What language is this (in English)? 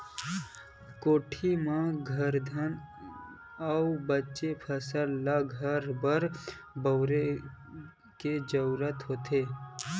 Chhattisgarhi